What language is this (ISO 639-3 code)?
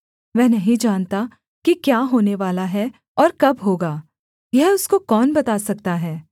hin